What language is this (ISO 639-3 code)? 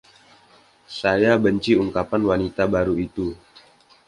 ind